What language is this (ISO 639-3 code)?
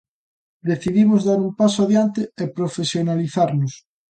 glg